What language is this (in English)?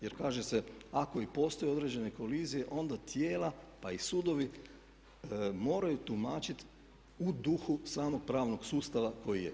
Croatian